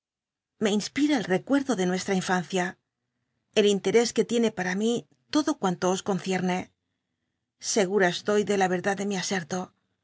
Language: Spanish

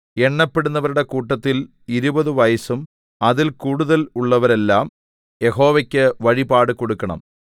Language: Malayalam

